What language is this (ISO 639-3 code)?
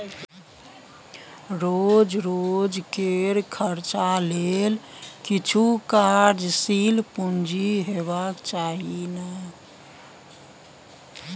mai